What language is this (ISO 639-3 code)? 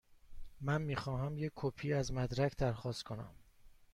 fas